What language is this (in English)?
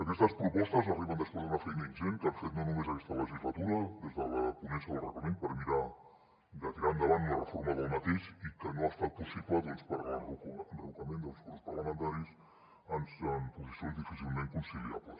Catalan